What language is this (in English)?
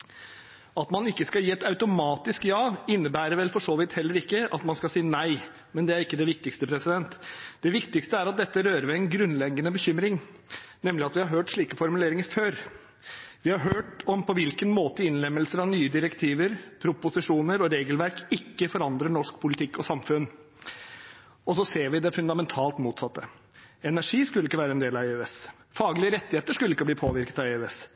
Norwegian Bokmål